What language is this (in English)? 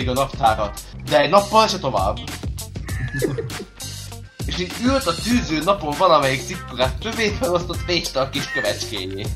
Hungarian